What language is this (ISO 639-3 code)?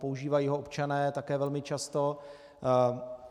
ces